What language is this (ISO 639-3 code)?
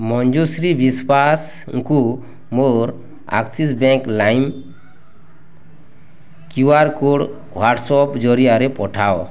ori